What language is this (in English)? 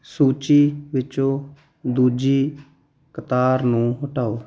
Punjabi